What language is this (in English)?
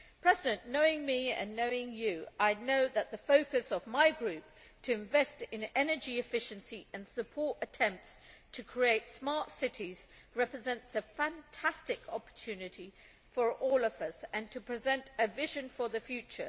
English